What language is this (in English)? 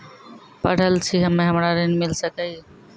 Maithili